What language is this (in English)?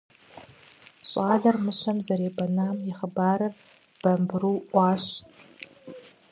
Kabardian